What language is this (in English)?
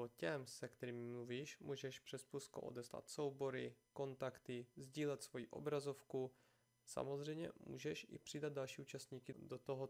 Czech